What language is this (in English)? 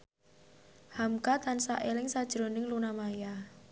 Javanese